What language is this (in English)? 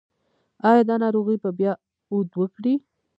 Pashto